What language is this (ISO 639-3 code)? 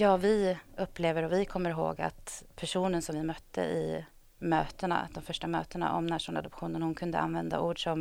swe